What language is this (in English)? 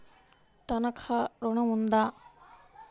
Telugu